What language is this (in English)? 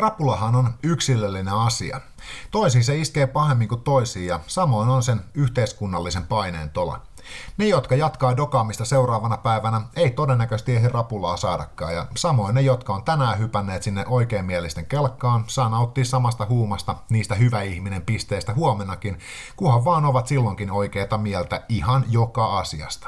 Finnish